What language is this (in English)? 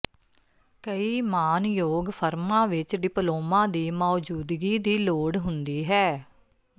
Punjabi